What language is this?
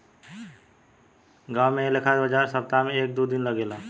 Bhojpuri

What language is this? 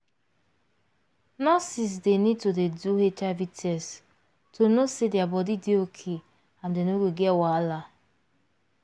Nigerian Pidgin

